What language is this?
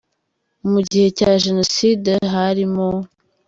Kinyarwanda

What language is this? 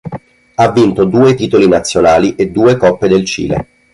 Italian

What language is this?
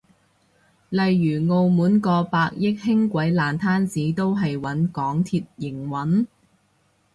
Cantonese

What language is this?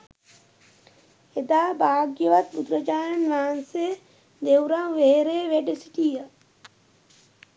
Sinhala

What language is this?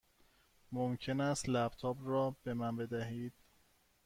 Persian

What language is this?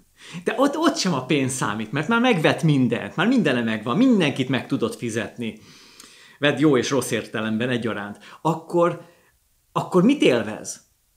Hungarian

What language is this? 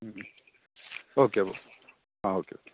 Malayalam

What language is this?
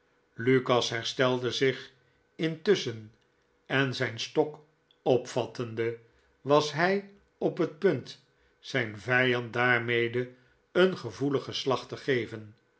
Dutch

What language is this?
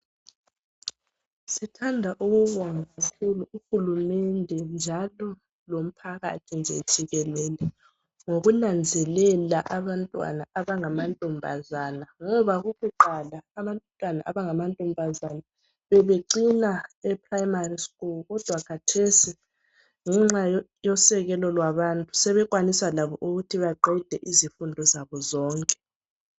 North Ndebele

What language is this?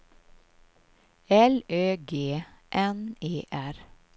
Swedish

